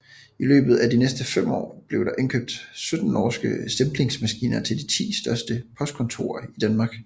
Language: Danish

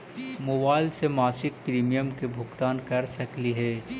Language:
Magahi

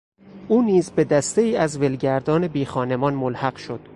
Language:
Persian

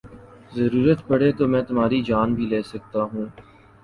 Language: Urdu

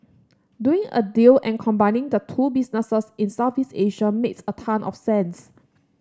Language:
English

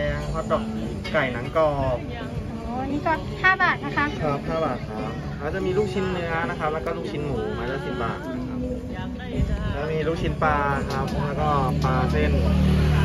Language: Thai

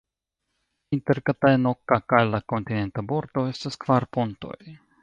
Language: Esperanto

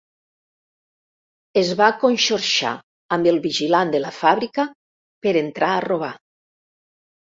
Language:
Catalan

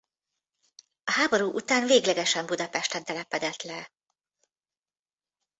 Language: Hungarian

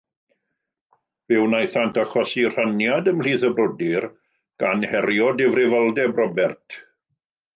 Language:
Welsh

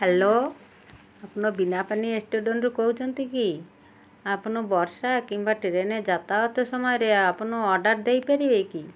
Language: Odia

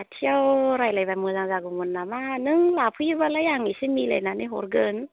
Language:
Bodo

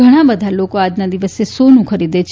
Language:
Gujarati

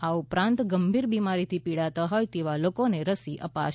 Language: Gujarati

